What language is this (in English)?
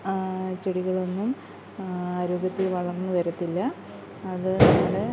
Malayalam